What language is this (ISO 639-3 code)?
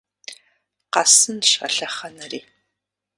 kbd